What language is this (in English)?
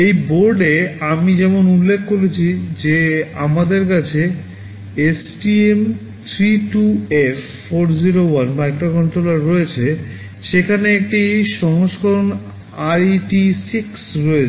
Bangla